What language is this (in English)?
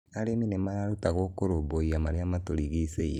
Kikuyu